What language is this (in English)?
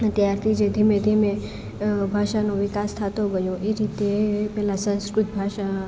Gujarati